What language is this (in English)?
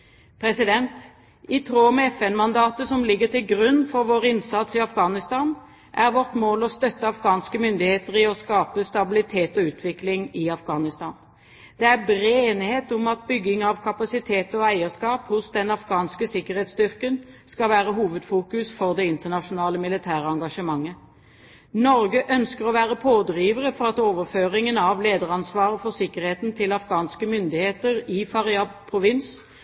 Norwegian Bokmål